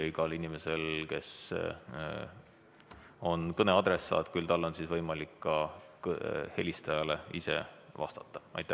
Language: Estonian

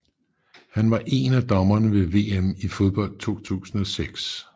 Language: Danish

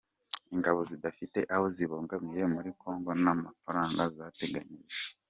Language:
Kinyarwanda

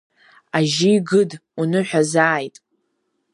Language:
Abkhazian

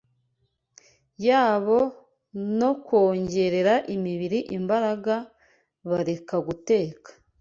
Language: Kinyarwanda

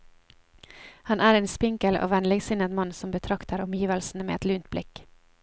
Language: Norwegian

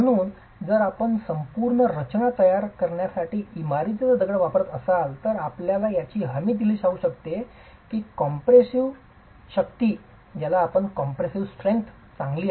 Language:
Marathi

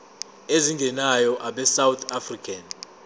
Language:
Zulu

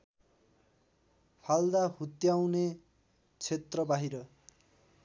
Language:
Nepali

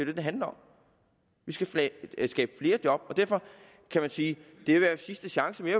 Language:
Danish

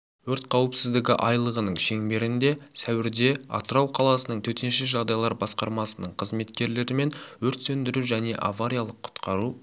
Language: Kazakh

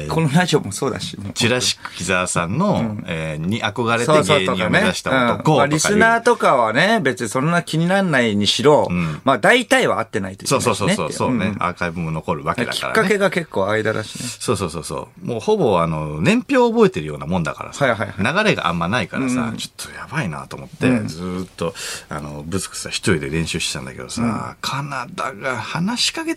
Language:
Japanese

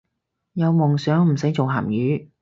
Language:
Cantonese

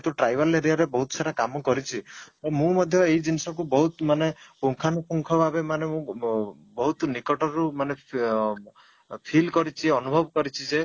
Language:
Odia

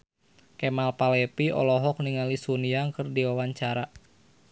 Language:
Sundanese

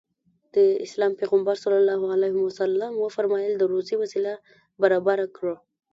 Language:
Pashto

